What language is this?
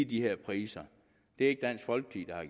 Danish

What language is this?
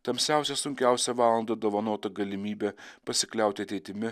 Lithuanian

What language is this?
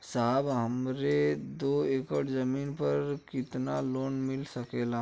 Bhojpuri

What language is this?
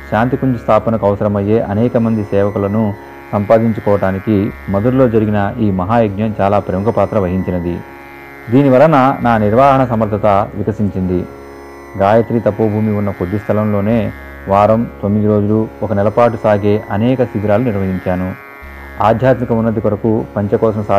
Telugu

